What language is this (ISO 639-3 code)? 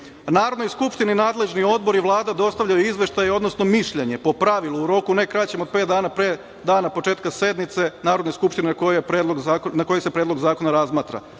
srp